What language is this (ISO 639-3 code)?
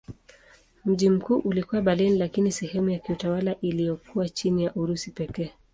swa